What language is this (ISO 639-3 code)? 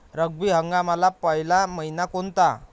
mar